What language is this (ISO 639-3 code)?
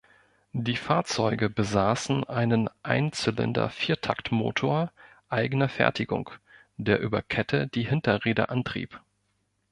deu